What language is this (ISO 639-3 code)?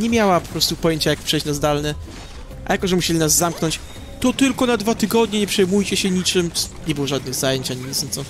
pol